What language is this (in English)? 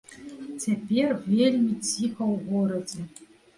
Belarusian